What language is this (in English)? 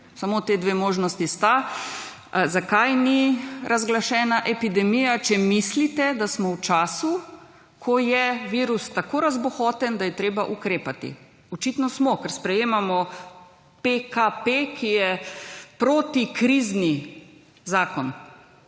Slovenian